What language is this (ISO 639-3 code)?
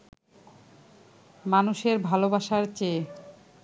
ben